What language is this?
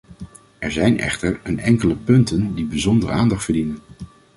Dutch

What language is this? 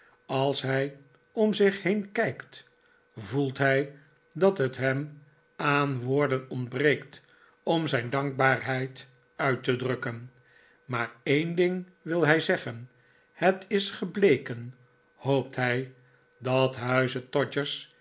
Dutch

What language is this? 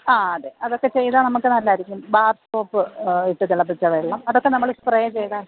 Malayalam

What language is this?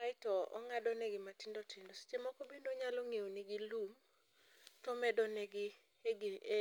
Luo (Kenya and Tanzania)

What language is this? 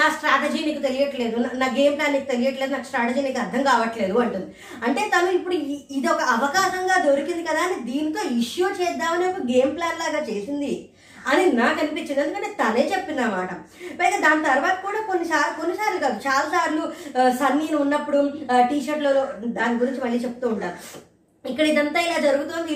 Telugu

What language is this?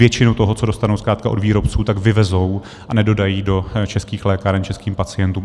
Czech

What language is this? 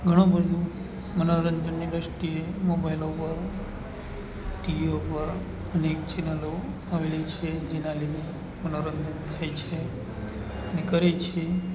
Gujarati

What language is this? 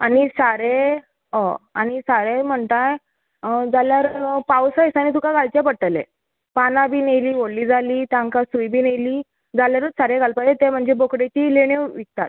Konkani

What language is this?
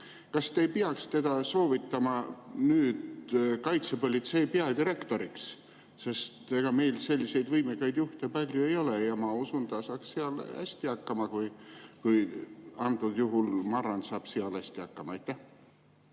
Estonian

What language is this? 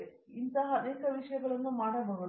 Kannada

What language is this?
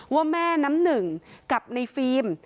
Thai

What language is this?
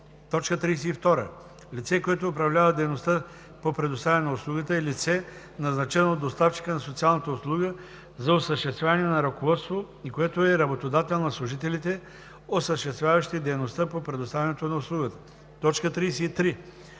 Bulgarian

